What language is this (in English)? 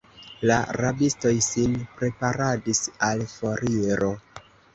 Esperanto